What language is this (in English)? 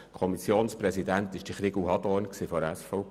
Swiss German